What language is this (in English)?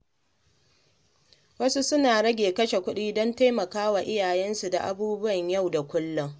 Hausa